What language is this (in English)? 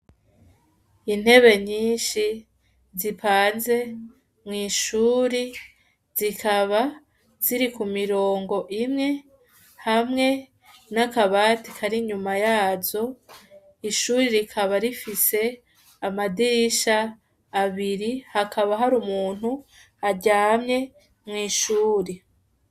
Rundi